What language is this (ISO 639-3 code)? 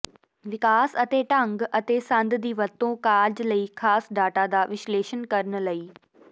pan